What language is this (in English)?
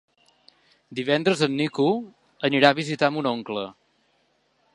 Catalan